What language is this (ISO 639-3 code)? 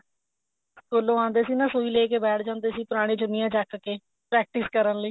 pan